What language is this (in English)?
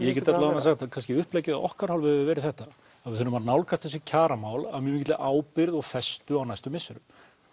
Icelandic